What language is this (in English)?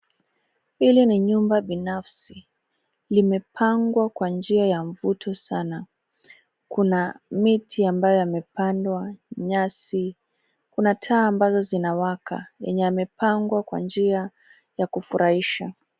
Swahili